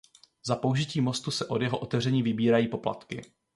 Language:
Czech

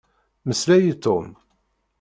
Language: Kabyle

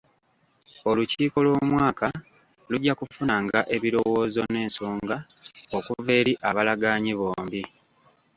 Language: Ganda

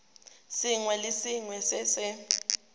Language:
Tswana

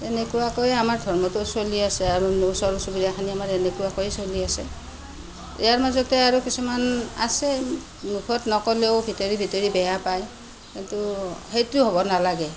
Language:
Assamese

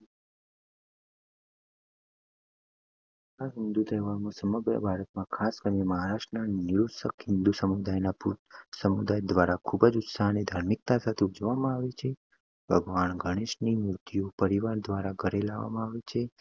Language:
Gujarati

